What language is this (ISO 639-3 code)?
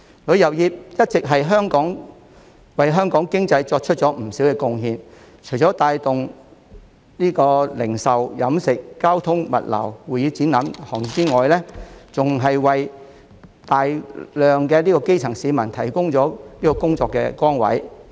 yue